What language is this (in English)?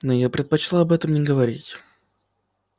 Russian